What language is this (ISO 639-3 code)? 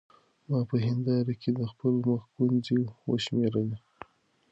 pus